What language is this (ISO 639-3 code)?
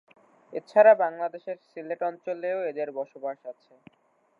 ben